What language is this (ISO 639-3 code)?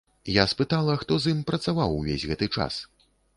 bel